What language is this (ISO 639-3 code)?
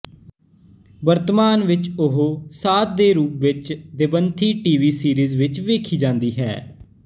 pan